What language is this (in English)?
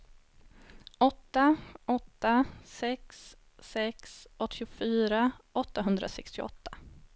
Swedish